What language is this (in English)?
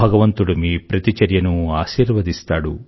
Telugu